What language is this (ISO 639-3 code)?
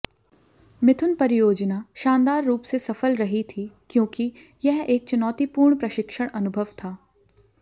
hin